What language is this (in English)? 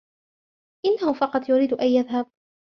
Arabic